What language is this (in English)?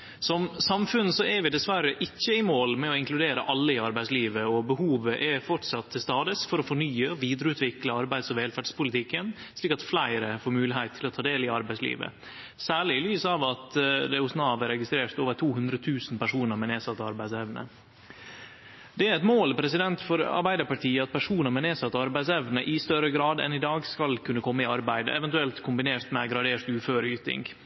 Norwegian Nynorsk